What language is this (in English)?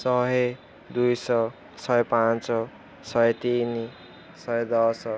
Odia